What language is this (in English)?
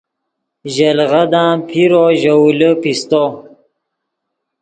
Yidgha